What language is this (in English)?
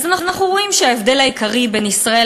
Hebrew